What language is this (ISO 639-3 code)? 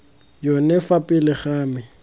tsn